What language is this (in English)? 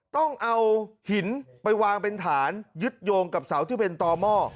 Thai